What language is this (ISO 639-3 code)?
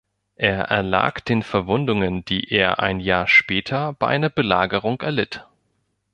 deu